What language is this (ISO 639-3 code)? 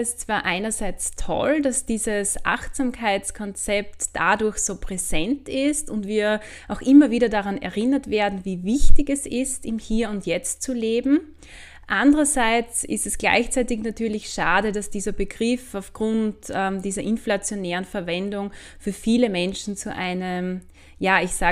deu